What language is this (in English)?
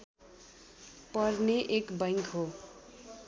Nepali